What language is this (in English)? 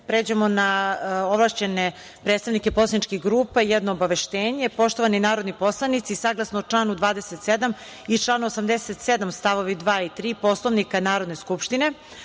Serbian